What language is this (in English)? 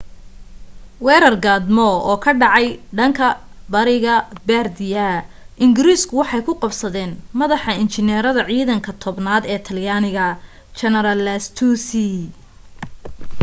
Somali